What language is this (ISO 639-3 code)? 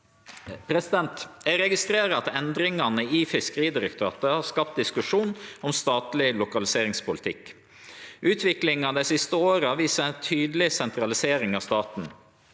nor